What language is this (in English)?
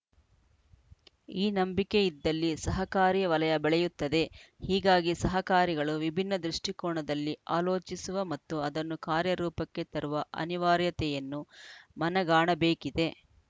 Kannada